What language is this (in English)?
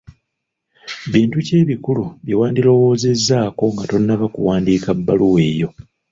Ganda